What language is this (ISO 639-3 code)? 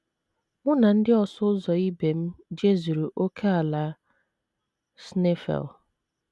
ibo